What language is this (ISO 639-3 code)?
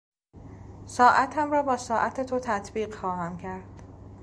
fas